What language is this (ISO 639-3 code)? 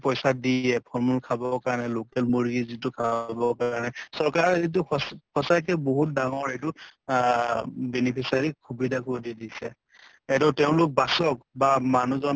asm